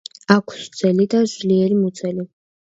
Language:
Georgian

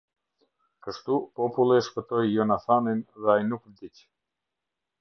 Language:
Albanian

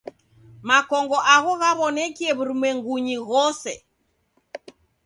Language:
Taita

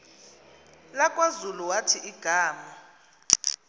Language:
Xhosa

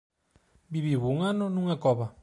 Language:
Galician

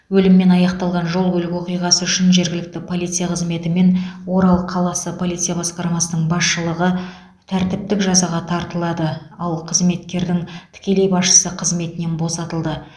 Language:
Kazakh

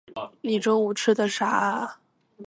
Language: Chinese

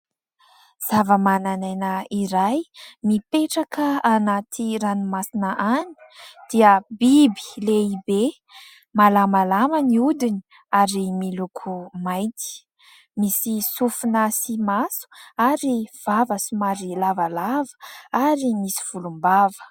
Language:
Malagasy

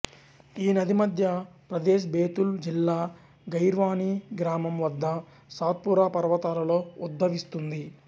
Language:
Telugu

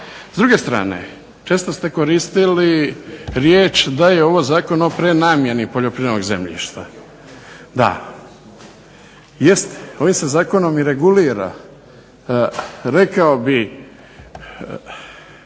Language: Croatian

